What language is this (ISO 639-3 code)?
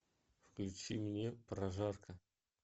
rus